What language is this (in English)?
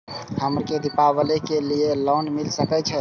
Maithili